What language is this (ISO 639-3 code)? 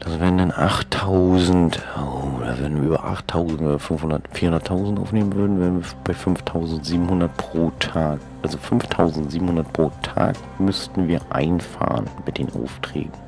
deu